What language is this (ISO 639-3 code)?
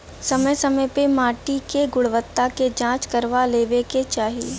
bho